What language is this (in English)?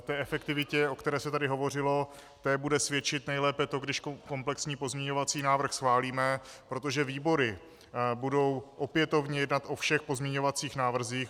Czech